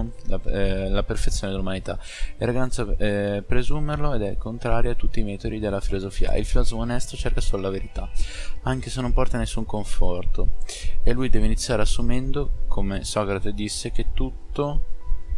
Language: Italian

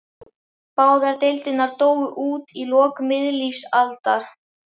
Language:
Icelandic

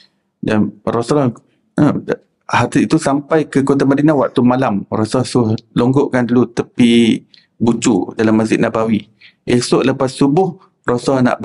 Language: Malay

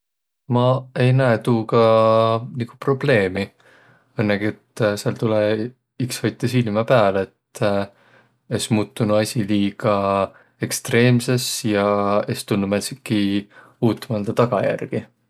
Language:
Võro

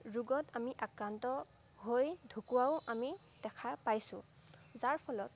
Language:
Assamese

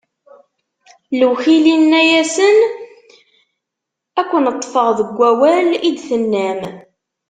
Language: Kabyle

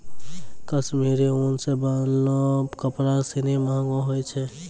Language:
Maithili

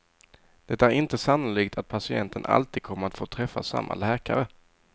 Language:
Swedish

